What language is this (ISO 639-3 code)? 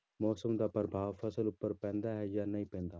pan